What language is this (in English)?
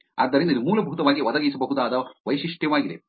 Kannada